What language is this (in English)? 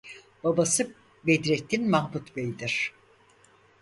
Turkish